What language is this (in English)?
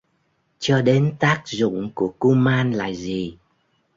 Vietnamese